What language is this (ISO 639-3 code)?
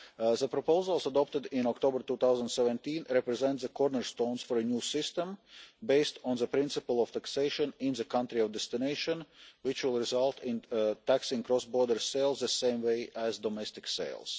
eng